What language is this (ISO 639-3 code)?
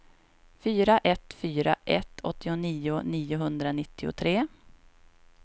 swe